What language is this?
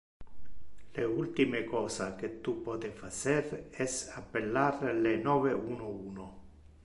Interlingua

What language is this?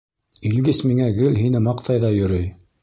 Bashkir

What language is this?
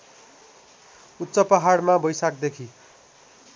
Nepali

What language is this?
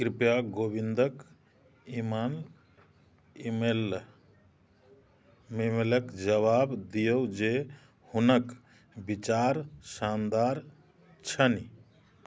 Maithili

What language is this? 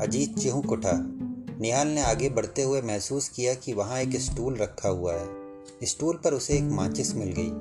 Hindi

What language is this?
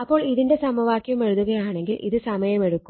Malayalam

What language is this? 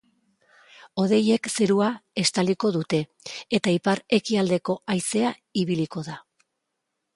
Basque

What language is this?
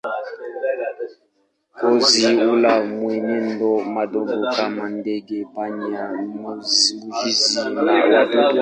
Swahili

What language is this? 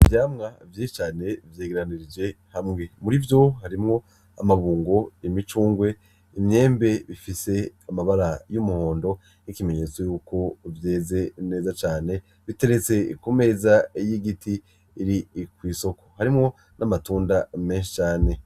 Rundi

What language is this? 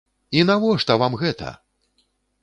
Belarusian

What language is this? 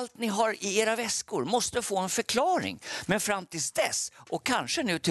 Swedish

